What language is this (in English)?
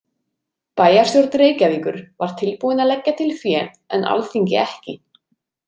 Icelandic